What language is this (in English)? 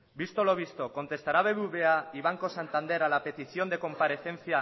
Spanish